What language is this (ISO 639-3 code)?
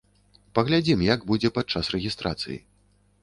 bel